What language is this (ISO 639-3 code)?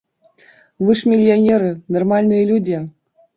bel